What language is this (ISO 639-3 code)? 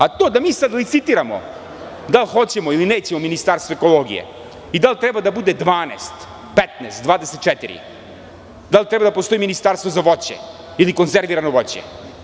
srp